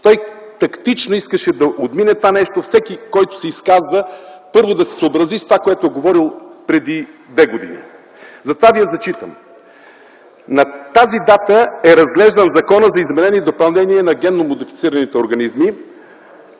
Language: Bulgarian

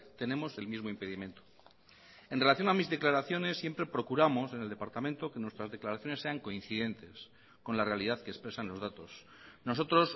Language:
Spanish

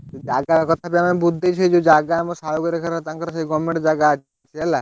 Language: Odia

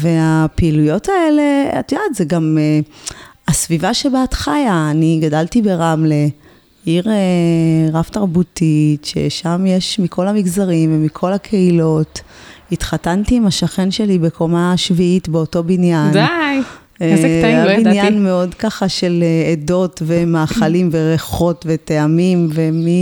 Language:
Hebrew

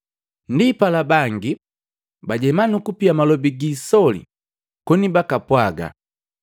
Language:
Matengo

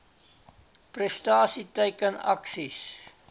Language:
Afrikaans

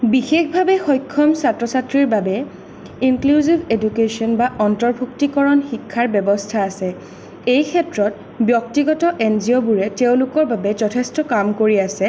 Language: Assamese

